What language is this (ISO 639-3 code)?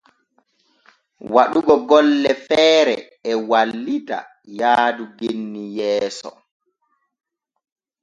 fue